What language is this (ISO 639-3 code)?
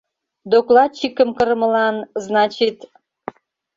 chm